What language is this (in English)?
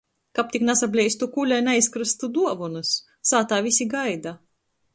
Latgalian